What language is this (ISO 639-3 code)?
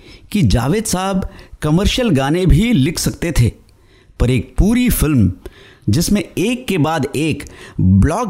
hin